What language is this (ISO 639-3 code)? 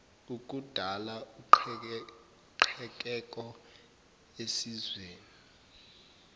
zul